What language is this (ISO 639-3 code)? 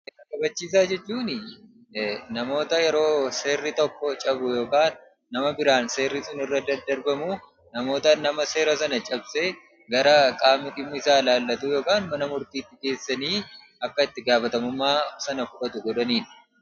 orm